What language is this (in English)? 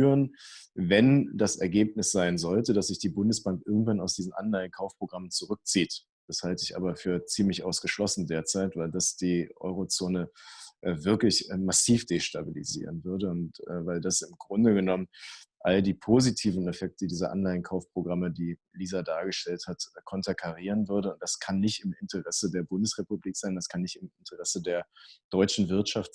German